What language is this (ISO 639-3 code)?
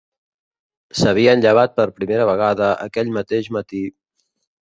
cat